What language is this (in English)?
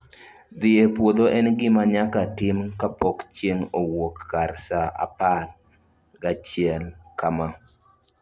Luo (Kenya and Tanzania)